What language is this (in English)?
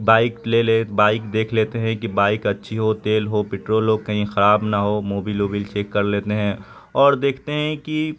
Urdu